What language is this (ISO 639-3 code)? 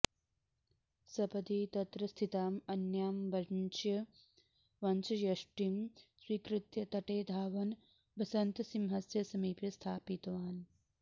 san